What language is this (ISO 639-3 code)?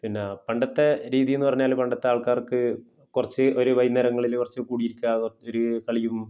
mal